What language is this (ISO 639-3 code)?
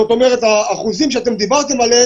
heb